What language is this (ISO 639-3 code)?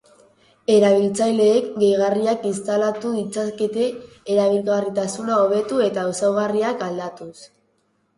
eus